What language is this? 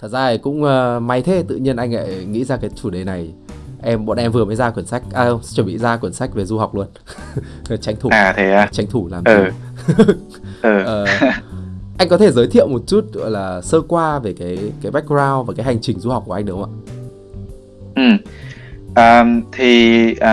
Vietnamese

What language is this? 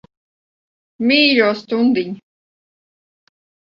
Latvian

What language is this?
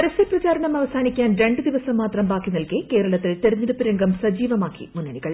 Malayalam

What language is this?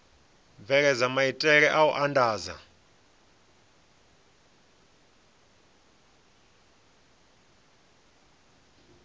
Venda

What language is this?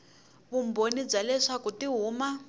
Tsonga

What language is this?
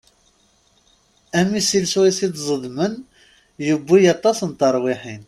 Kabyle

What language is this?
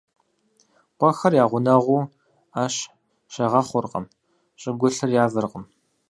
Kabardian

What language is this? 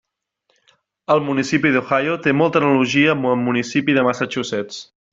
Catalan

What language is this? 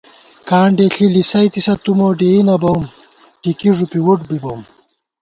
Gawar-Bati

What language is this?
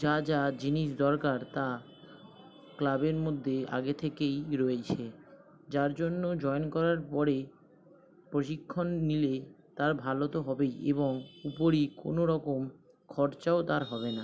Bangla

